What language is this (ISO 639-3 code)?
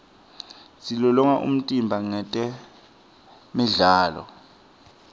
ssw